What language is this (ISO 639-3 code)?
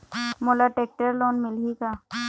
hne